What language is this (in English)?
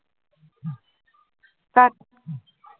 Assamese